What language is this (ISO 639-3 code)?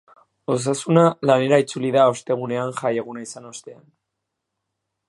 eus